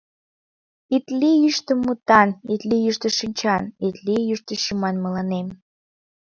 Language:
Mari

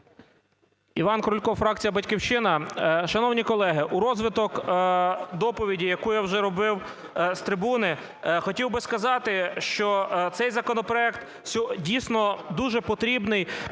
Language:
Ukrainian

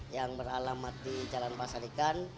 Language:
Indonesian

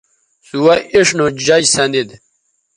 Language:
Bateri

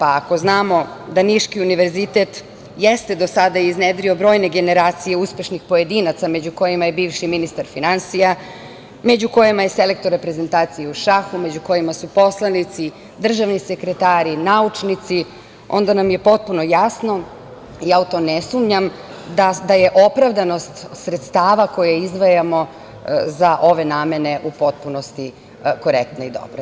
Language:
Serbian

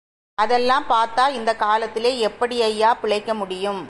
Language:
Tamil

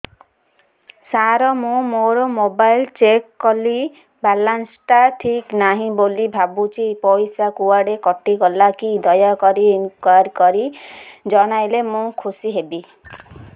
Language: Odia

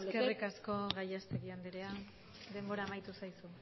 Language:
Basque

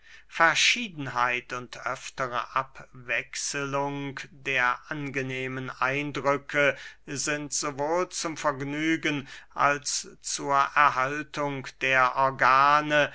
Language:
German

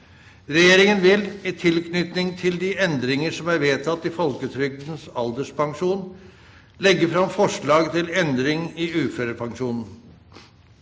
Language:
Norwegian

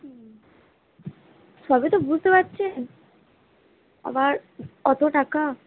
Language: Bangla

